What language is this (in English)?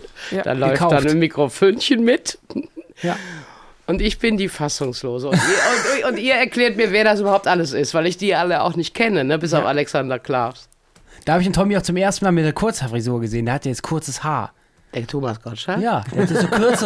German